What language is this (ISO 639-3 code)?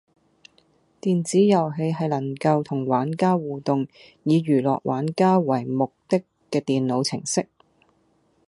yue